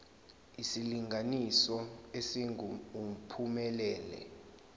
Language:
Zulu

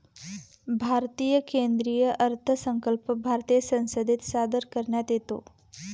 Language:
Marathi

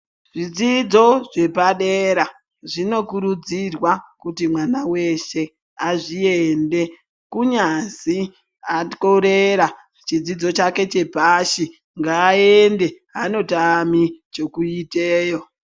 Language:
Ndau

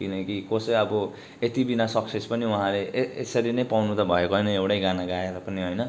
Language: Nepali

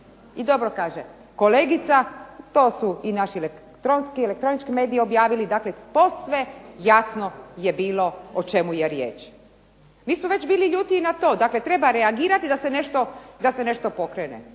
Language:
Croatian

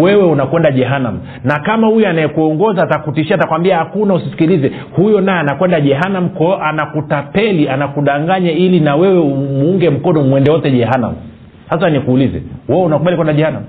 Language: Swahili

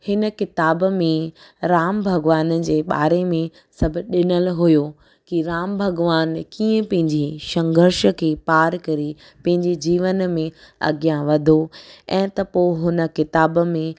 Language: Sindhi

